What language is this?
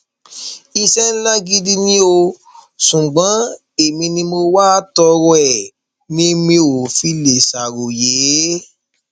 Yoruba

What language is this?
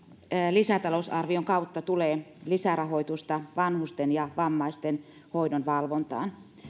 Finnish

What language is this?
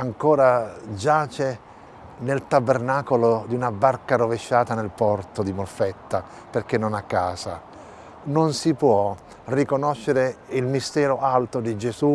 Italian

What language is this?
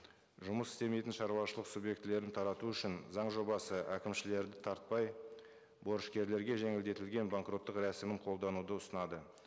Kazakh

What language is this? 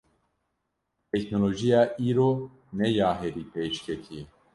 Kurdish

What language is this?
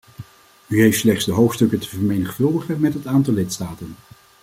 Dutch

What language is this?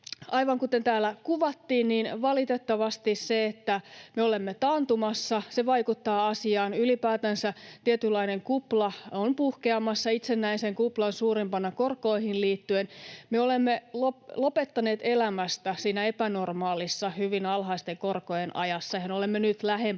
Finnish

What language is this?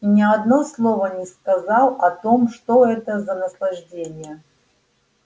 Russian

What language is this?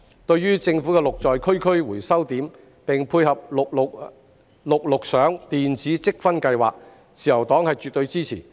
Cantonese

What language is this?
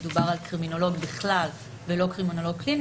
Hebrew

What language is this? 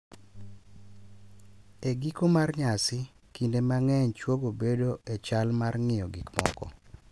Luo (Kenya and Tanzania)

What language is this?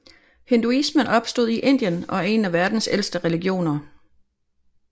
Danish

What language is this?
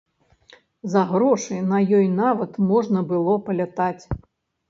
Belarusian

